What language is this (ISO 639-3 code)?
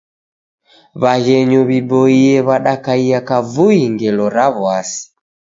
dav